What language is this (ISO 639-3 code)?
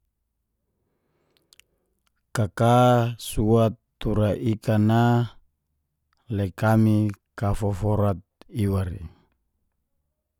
ges